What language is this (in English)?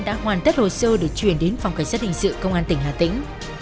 Vietnamese